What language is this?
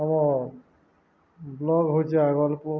Odia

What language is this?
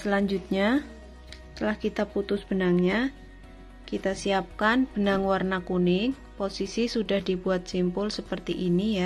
Indonesian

